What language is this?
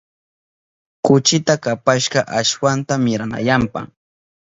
Southern Pastaza Quechua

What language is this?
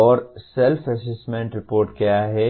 Hindi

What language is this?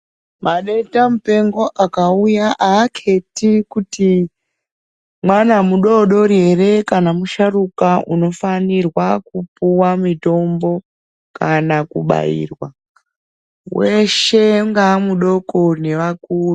Ndau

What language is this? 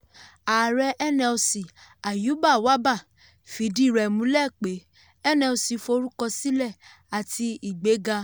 Yoruba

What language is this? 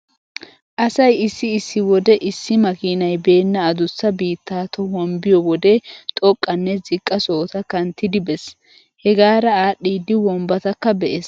Wolaytta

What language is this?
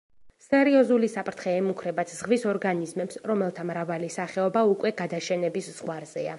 Georgian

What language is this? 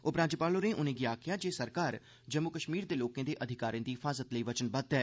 Dogri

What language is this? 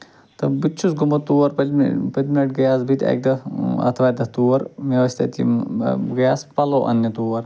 Kashmiri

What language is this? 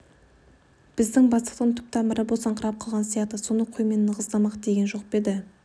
Kazakh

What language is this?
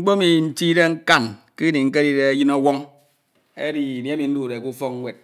Ito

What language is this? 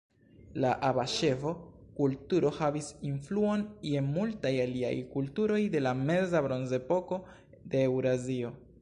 Esperanto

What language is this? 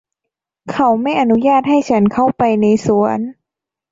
Thai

